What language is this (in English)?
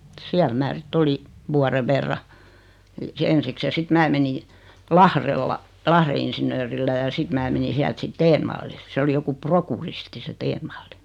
Finnish